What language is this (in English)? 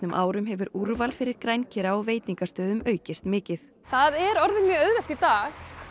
Icelandic